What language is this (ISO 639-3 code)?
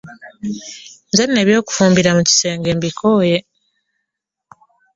lug